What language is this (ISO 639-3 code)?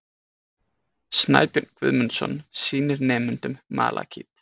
isl